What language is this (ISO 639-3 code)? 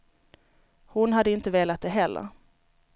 swe